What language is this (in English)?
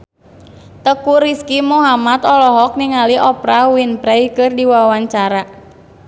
Sundanese